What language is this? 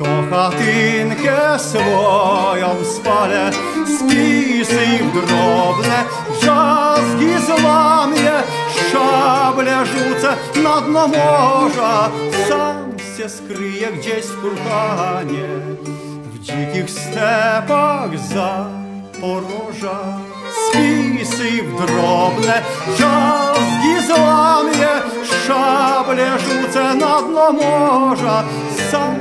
Polish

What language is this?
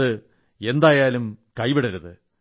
Malayalam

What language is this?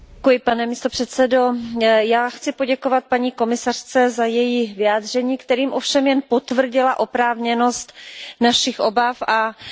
Czech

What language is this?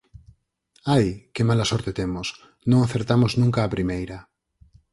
Galician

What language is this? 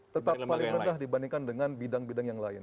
Indonesian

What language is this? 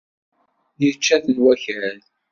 Kabyle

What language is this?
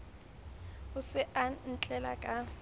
Southern Sotho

